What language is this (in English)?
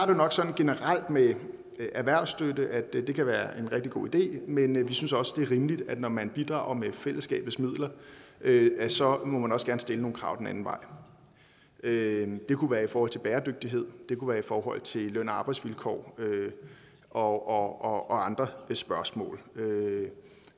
Danish